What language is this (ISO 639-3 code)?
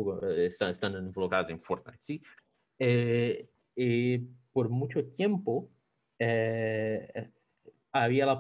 spa